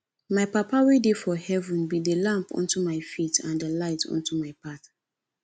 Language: Nigerian Pidgin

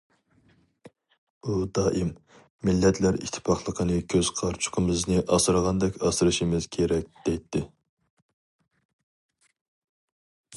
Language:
Uyghur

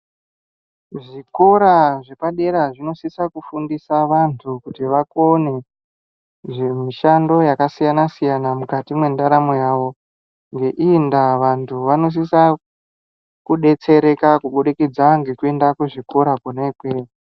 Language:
Ndau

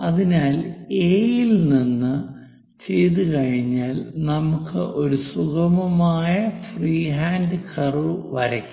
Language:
Malayalam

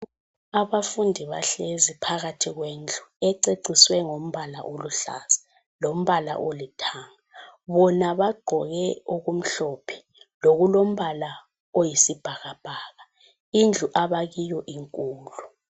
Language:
North Ndebele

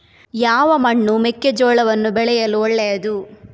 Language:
Kannada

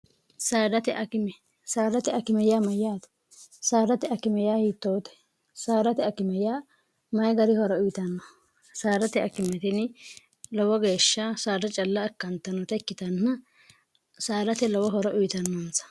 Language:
Sidamo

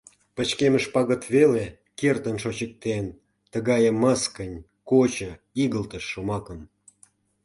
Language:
Mari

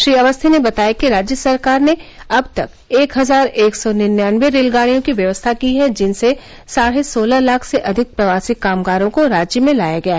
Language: Hindi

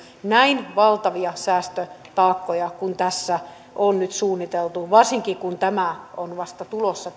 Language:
Finnish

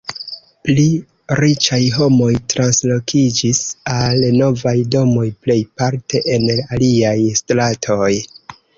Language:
Esperanto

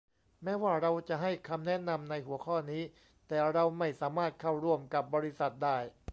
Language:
Thai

